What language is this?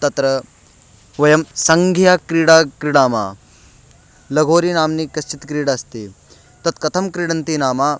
Sanskrit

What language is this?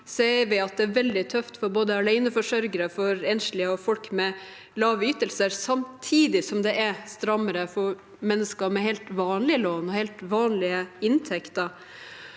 Norwegian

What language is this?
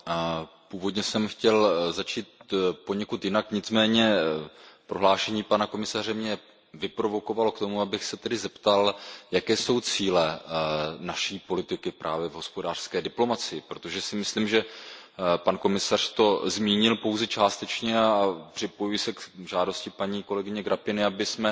Czech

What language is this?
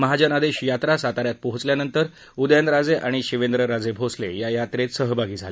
Marathi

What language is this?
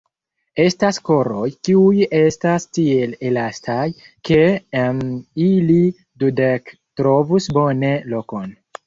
Esperanto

